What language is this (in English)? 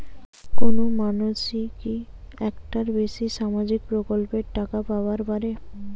Bangla